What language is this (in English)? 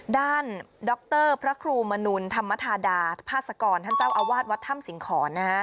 Thai